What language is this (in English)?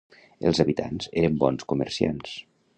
Catalan